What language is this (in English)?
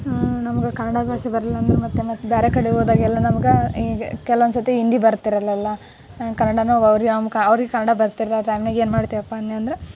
Kannada